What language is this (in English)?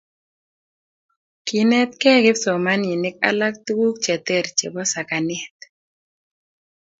Kalenjin